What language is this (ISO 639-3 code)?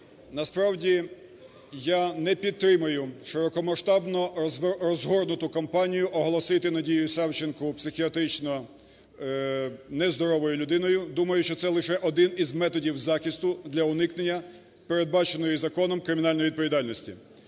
ukr